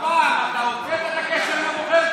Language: Hebrew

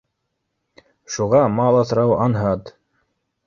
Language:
Bashkir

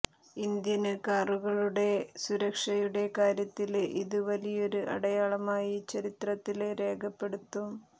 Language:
Malayalam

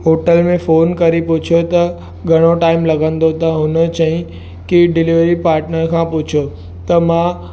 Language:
Sindhi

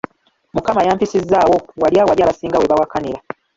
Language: Ganda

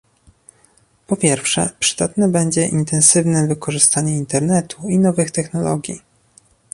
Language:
Polish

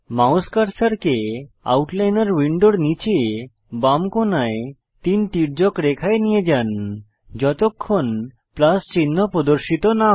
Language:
Bangla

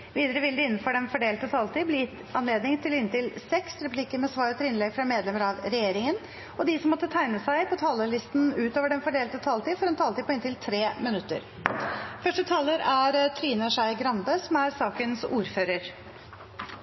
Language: Norwegian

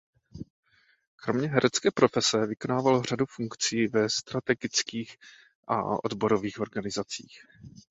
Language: Czech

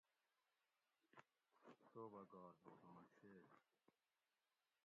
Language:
Gawri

